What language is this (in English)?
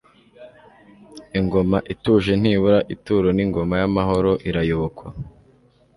Kinyarwanda